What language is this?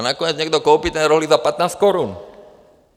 Czech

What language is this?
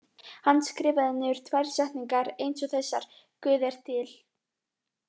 Icelandic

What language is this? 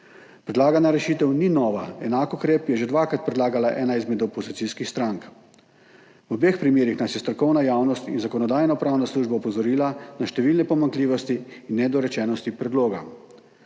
Slovenian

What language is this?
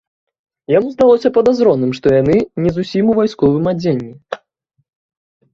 Belarusian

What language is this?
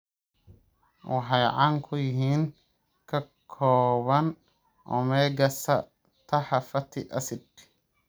Somali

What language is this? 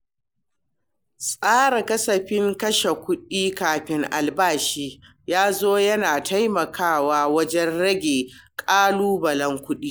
Hausa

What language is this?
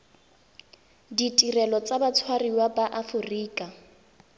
Tswana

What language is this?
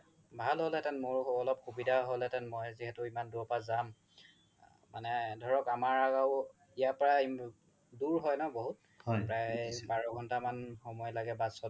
Assamese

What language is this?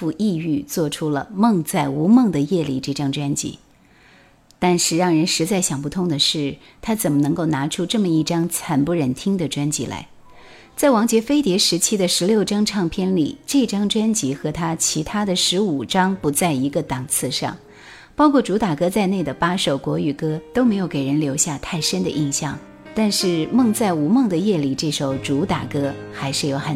Chinese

